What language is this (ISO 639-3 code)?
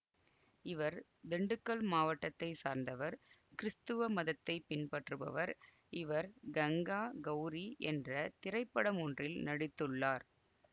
tam